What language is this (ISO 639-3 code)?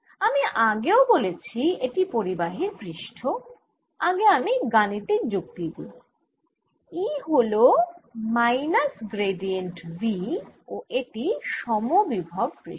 ben